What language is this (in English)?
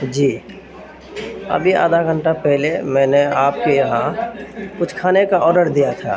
Urdu